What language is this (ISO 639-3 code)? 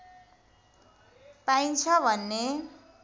nep